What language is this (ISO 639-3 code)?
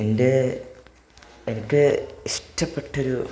mal